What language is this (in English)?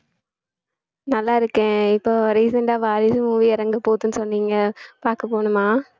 Tamil